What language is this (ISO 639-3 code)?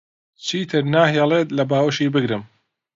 ckb